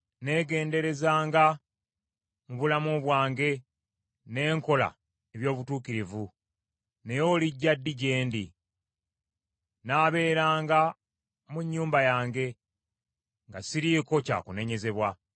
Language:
Ganda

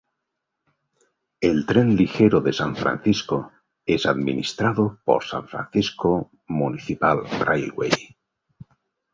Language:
Spanish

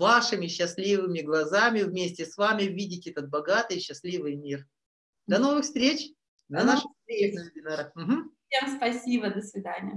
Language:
Russian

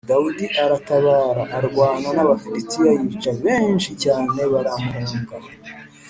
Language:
Kinyarwanda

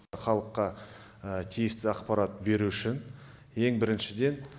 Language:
Kazakh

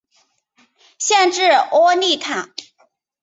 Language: Chinese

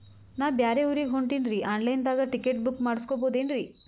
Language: Kannada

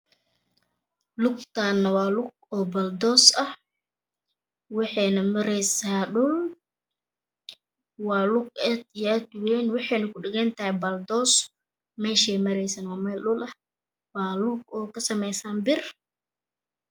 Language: Somali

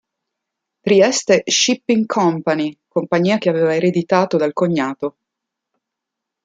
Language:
Italian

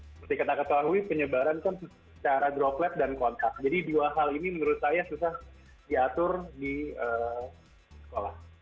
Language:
Indonesian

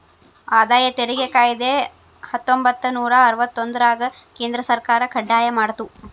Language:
Kannada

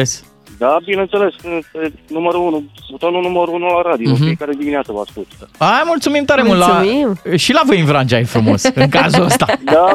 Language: Romanian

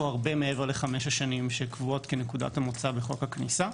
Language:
Hebrew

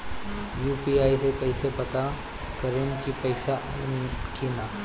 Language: Bhojpuri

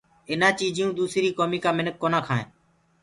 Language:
Gurgula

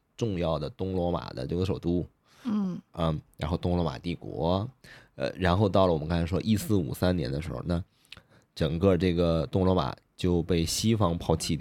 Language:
Chinese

